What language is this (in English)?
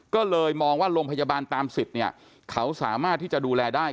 Thai